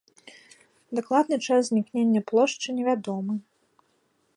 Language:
Belarusian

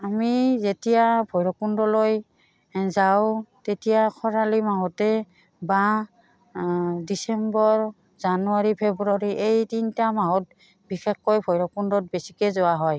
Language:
Assamese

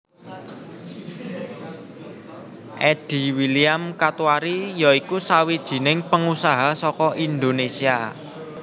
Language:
Javanese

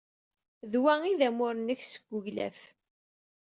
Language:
Kabyle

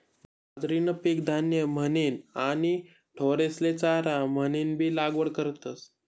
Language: Marathi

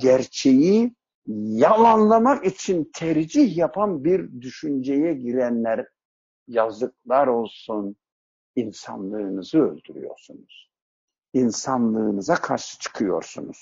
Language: Turkish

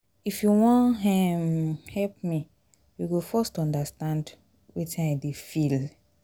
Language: Nigerian Pidgin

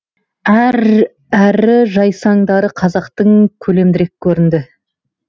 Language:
Kazakh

